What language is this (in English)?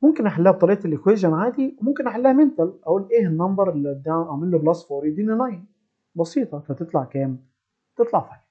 Arabic